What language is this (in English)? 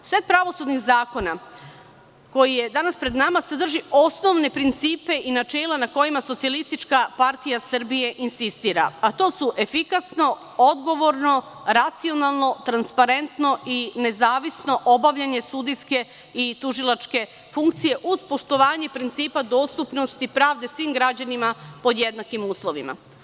Serbian